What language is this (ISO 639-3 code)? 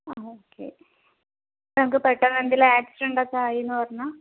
mal